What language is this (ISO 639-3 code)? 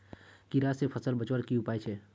mag